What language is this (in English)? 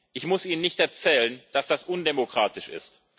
German